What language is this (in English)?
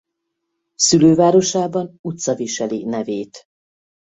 Hungarian